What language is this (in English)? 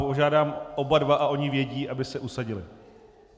Czech